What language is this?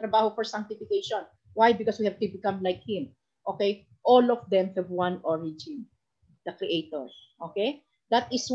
Filipino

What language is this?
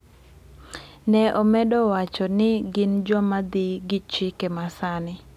Luo (Kenya and Tanzania)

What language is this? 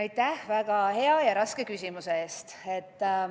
Estonian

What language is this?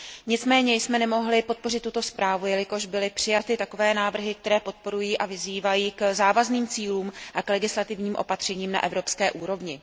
Czech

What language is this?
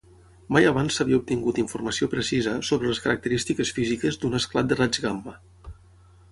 Catalan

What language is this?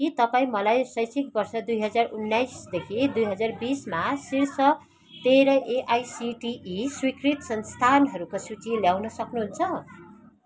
Nepali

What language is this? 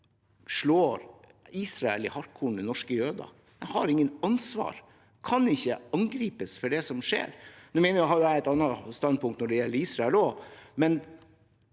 Norwegian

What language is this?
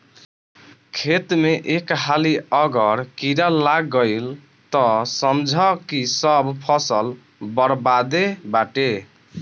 Bhojpuri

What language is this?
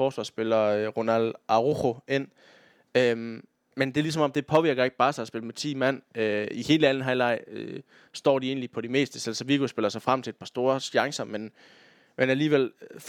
Danish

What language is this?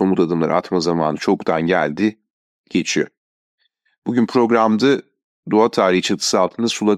Turkish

